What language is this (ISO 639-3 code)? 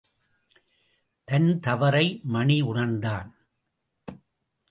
tam